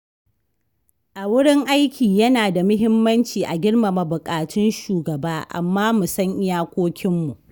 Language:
Hausa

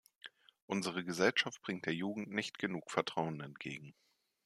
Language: German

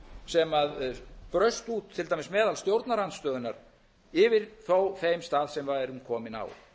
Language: Icelandic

